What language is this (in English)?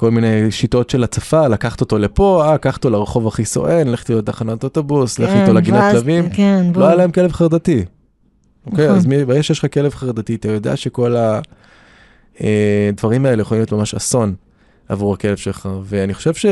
Hebrew